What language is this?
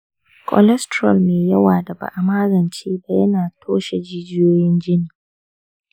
Hausa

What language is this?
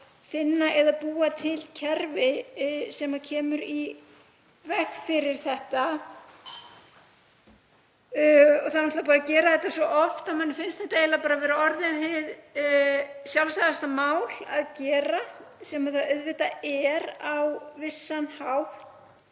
Icelandic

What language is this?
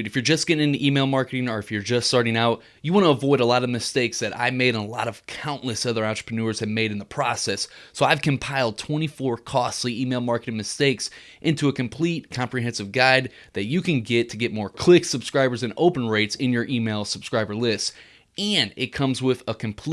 English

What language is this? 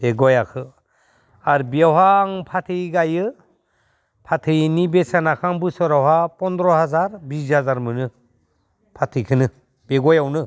Bodo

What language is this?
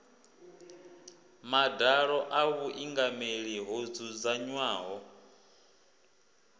Venda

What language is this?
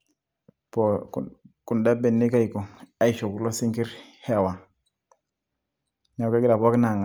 Masai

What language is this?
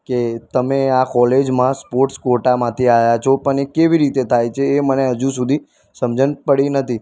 Gujarati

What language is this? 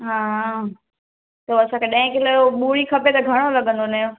Sindhi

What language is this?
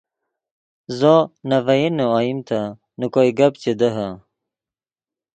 Yidgha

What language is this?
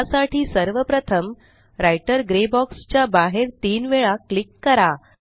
Marathi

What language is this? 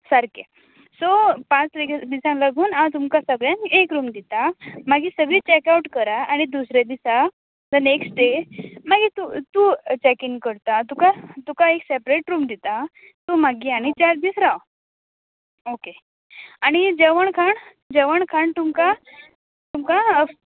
Konkani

